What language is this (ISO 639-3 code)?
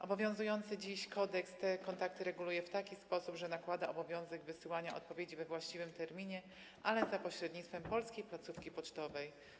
pol